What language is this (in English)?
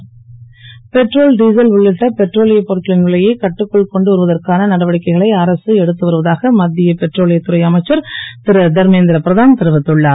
Tamil